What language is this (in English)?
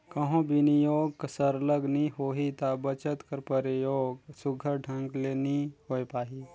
Chhattisgarhi